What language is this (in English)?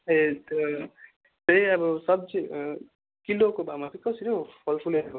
Nepali